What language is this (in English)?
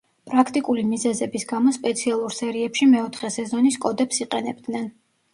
Georgian